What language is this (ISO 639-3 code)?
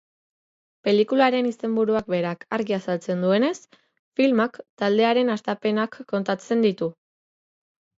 eus